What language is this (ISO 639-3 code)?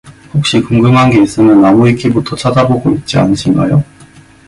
kor